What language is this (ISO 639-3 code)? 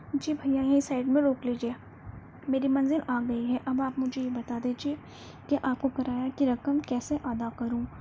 urd